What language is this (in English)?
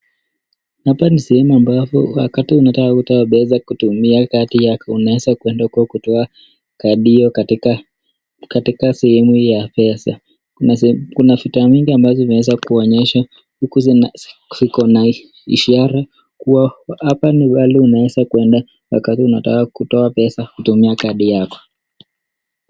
Swahili